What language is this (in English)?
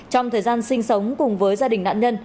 Vietnamese